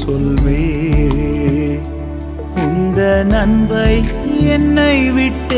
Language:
Urdu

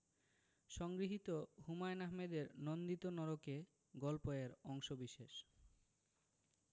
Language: Bangla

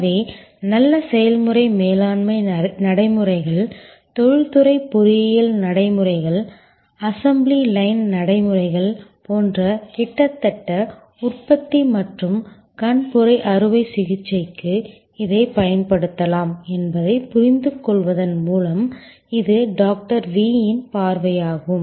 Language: Tamil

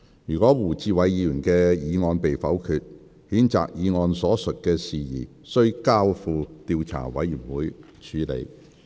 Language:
Cantonese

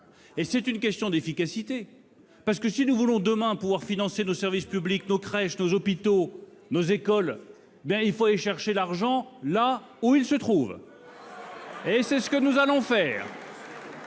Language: French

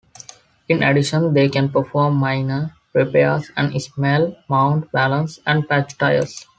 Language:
English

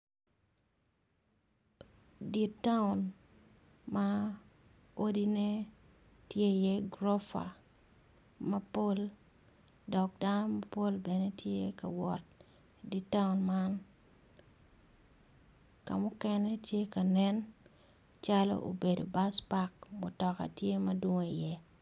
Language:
Acoli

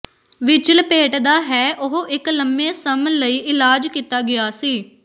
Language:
Punjabi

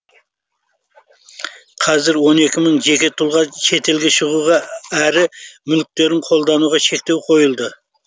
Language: Kazakh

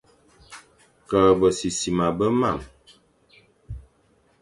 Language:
Fang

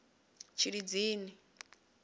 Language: Venda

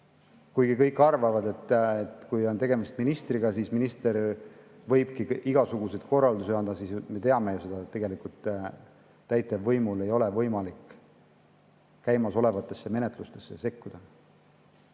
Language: Estonian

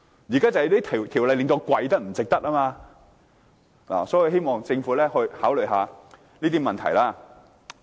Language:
Cantonese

